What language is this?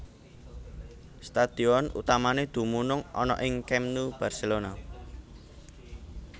Javanese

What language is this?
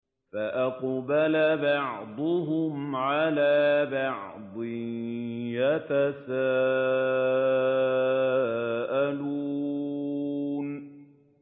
Arabic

